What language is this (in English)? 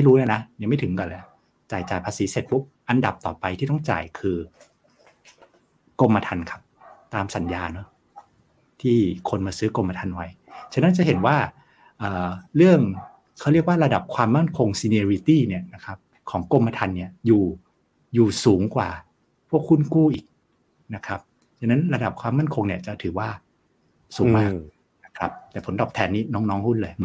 Thai